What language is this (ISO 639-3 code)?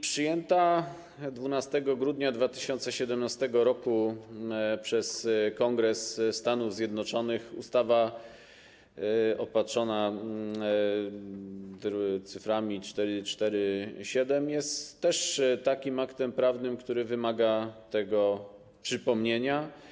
pol